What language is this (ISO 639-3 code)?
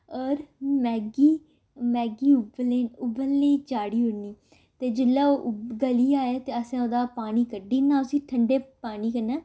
doi